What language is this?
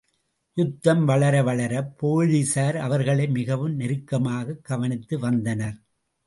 Tamil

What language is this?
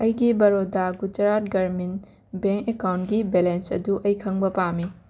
Manipuri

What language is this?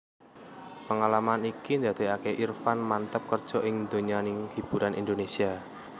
Javanese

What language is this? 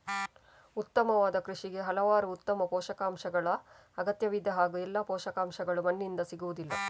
Kannada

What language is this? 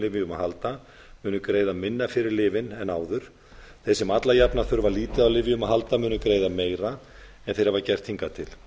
Icelandic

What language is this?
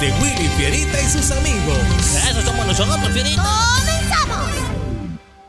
Spanish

